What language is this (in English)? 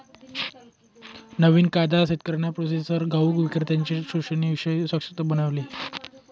Marathi